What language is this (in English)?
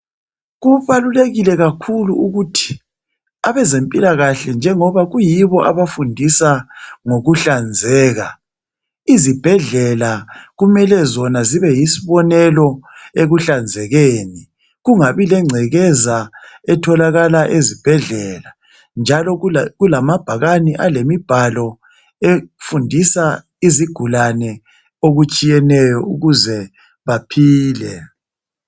North Ndebele